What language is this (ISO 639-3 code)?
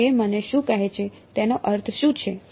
guj